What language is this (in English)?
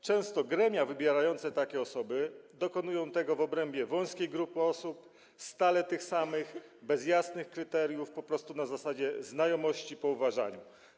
Polish